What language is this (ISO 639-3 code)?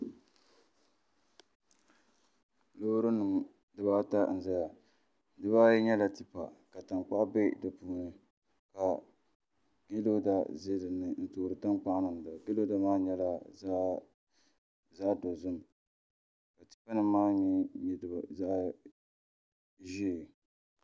dag